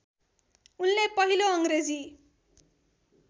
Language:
Nepali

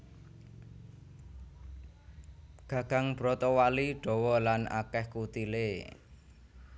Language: Javanese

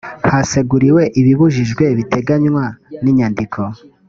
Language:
Kinyarwanda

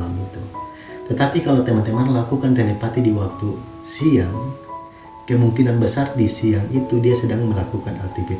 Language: Indonesian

